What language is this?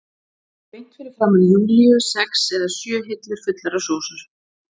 Icelandic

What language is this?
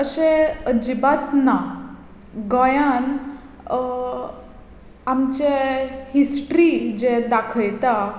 Konkani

